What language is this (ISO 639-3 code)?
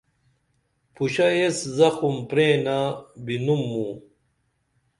dml